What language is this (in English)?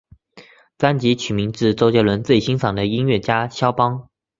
Chinese